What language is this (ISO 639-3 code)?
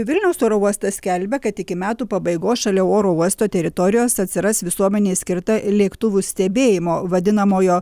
lit